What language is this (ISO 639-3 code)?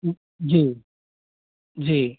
hin